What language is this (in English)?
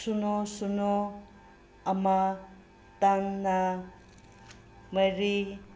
Manipuri